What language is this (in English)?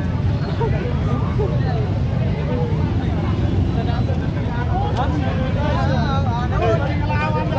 Indonesian